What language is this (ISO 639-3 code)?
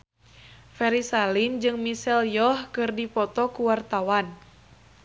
sun